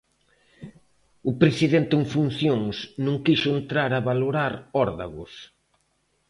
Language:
Galician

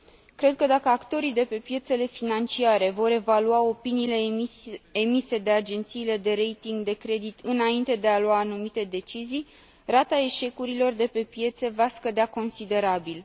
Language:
Romanian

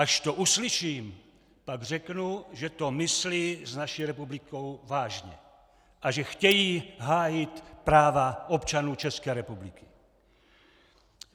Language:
Czech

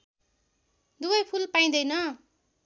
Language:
Nepali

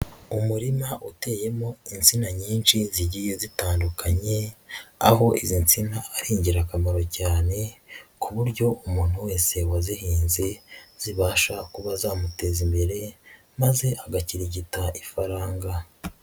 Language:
Kinyarwanda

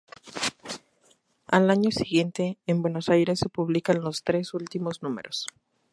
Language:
Spanish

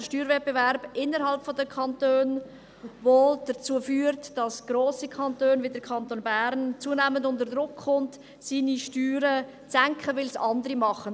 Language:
Swiss German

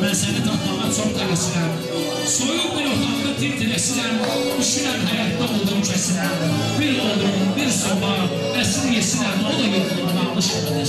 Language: Turkish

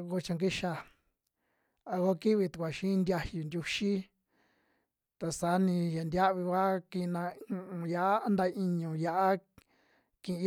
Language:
Western Juxtlahuaca Mixtec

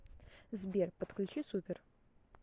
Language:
Russian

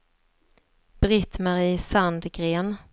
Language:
Swedish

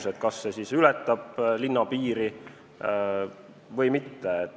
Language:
Estonian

